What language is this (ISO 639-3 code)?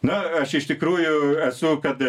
lit